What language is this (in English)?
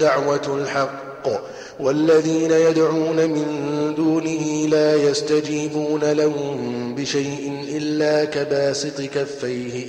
Arabic